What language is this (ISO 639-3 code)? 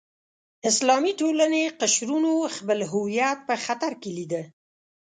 pus